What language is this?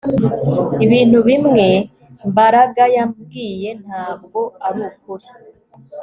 Kinyarwanda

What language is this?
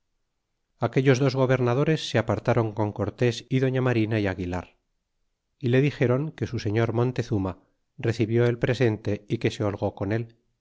Spanish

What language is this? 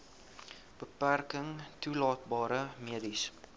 Afrikaans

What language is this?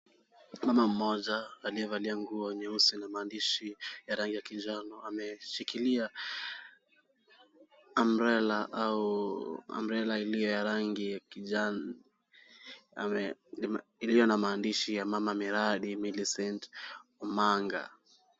Swahili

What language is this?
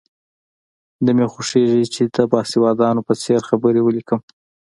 Pashto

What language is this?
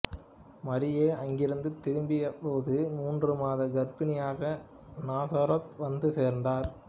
Tamil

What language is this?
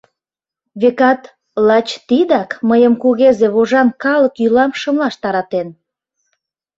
Mari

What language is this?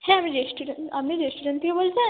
Bangla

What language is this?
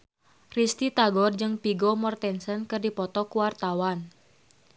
Sundanese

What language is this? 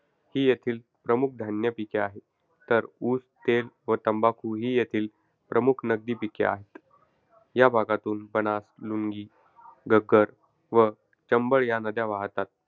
Marathi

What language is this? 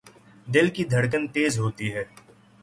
Urdu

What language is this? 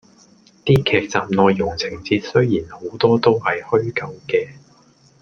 Cantonese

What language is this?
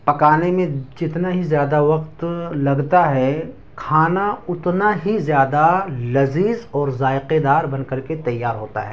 Urdu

